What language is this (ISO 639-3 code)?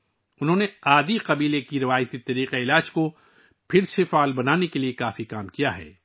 urd